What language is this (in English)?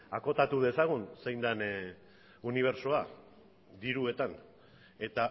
Basque